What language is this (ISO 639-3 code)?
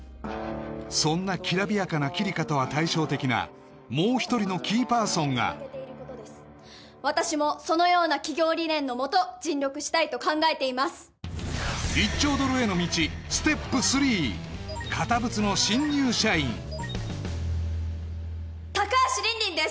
jpn